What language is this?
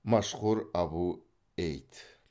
Kazakh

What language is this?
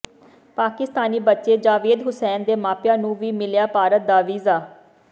Punjabi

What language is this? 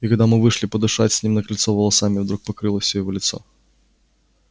Russian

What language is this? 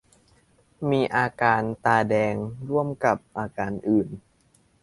Thai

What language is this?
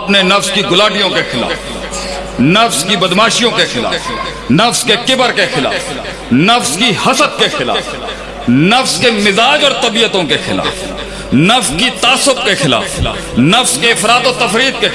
Urdu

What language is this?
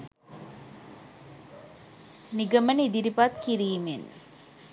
Sinhala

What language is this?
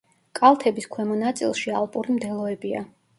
Georgian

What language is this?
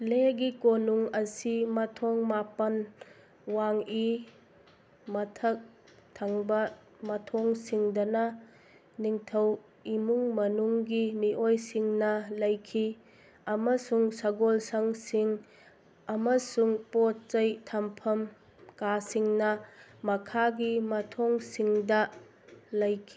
Manipuri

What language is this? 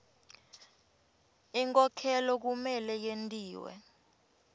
Swati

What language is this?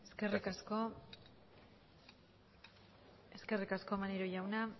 Basque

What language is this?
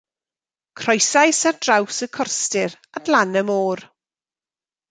Welsh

